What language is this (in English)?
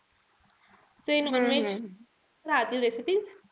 Marathi